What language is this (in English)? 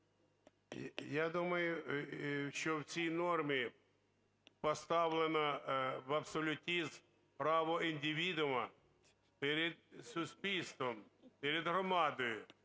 Ukrainian